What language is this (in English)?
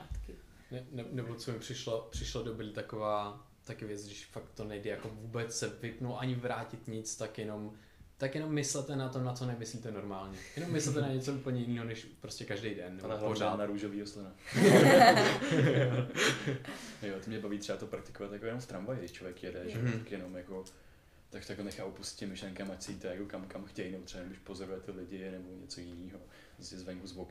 Czech